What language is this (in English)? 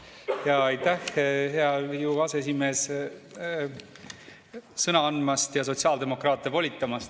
Estonian